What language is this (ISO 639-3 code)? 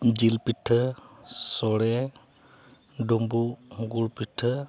sat